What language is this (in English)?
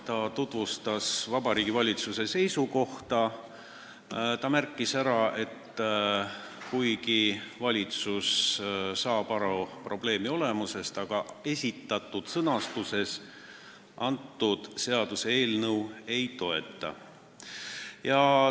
Estonian